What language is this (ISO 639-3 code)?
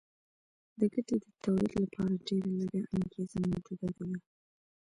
pus